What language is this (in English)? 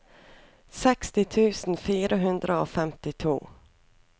Norwegian